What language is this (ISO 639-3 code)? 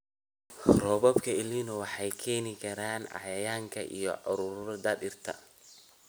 som